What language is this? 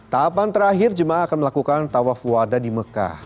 Indonesian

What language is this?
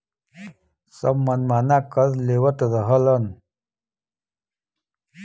Bhojpuri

